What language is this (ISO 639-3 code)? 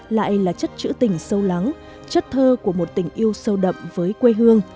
vie